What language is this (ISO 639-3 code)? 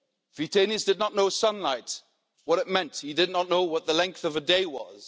eng